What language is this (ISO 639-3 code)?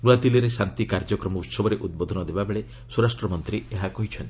ori